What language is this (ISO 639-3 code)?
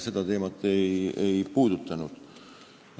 est